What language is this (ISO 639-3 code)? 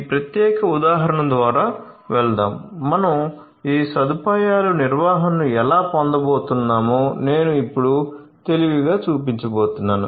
tel